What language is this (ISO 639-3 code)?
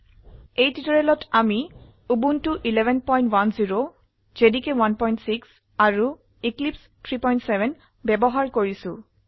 asm